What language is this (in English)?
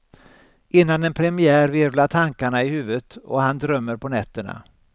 Swedish